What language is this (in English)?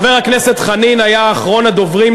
Hebrew